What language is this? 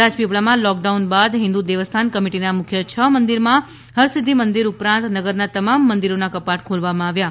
Gujarati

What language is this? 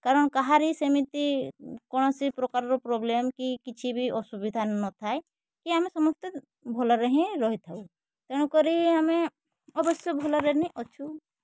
Odia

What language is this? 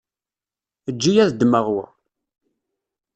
Kabyle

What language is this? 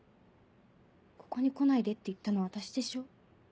Japanese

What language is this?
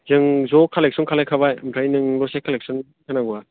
Bodo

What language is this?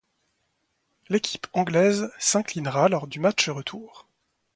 French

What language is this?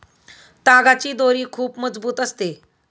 Marathi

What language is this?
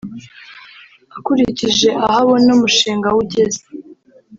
Kinyarwanda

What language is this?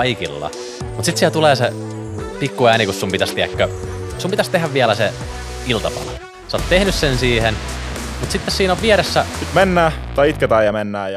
Finnish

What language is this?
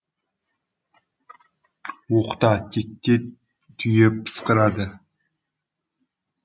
Kazakh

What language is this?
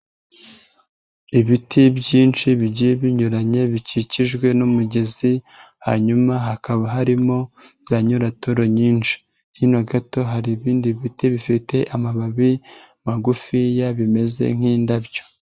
Kinyarwanda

